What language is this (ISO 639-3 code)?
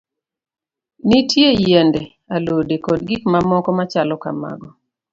luo